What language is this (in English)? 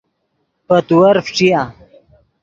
Yidgha